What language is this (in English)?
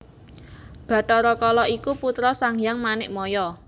Javanese